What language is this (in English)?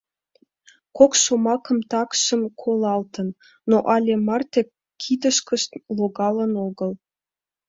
Mari